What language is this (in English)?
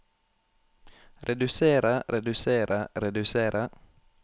Norwegian